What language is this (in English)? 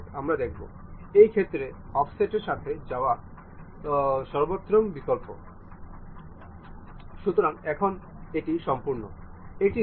Bangla